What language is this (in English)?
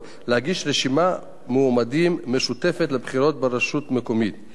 Hebrew